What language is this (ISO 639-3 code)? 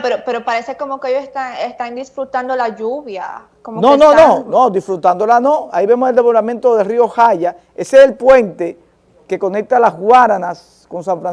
spa